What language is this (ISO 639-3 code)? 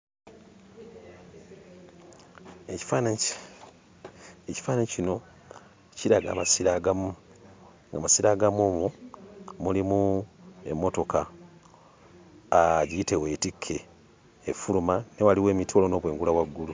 lug